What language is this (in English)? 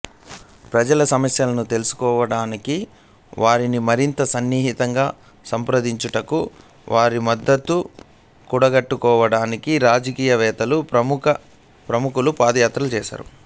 Telugu